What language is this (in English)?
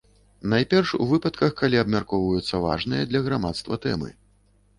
Belarusian